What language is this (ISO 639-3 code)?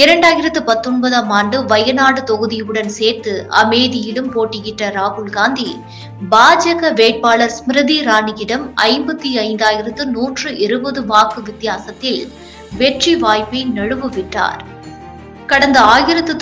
tam